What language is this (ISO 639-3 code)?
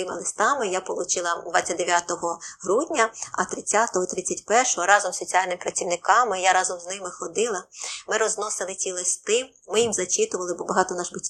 ukr